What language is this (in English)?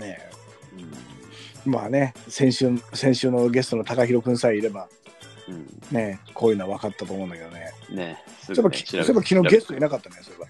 Japanese